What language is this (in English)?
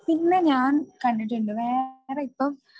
Malayalam